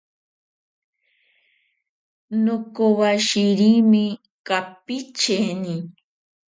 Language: Ashéninka Perené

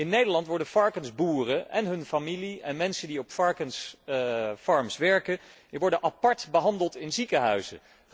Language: Dutch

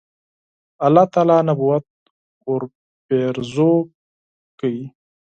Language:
Pashto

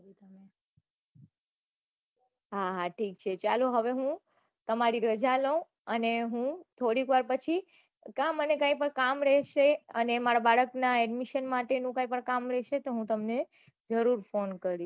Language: Gujarati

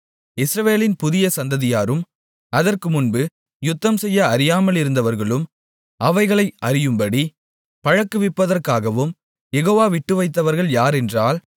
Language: Tamil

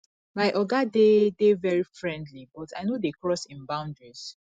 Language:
Nigerian Pidgin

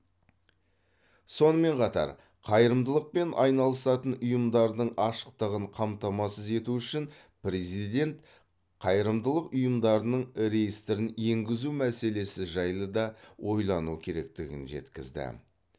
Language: Kazakh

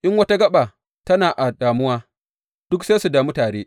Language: Hausa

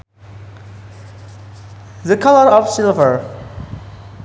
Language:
Sundanese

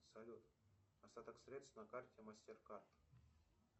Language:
Russian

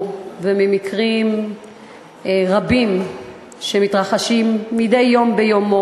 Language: Hebrew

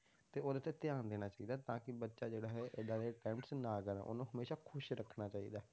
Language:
Punjabi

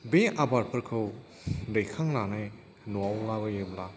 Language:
Bodo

